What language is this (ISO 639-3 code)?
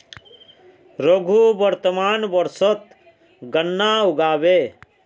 mag